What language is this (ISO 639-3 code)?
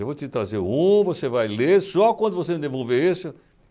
por